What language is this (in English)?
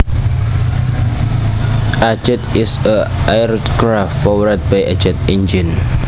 Javanese